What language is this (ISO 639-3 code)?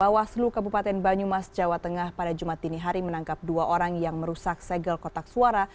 ind